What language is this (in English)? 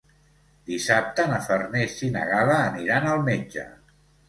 Catalan